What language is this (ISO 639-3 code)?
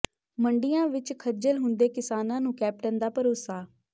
pan